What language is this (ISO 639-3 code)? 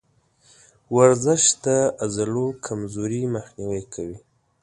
pus